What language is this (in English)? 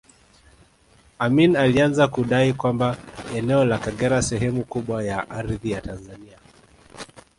Swahili